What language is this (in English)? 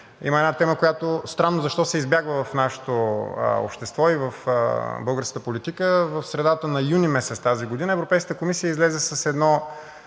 Bulgarian